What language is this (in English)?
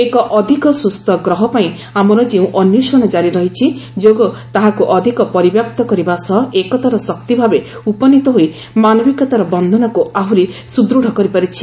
Odia